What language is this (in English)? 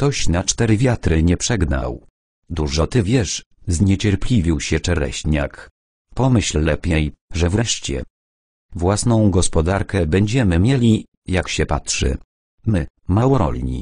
Polish